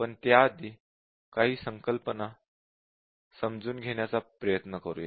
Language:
Marathi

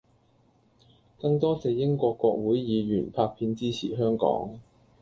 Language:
Cantonese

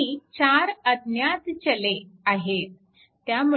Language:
Marathi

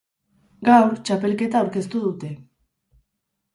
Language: Basque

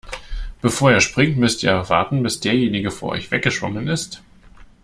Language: German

